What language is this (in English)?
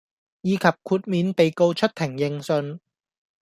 Cantonese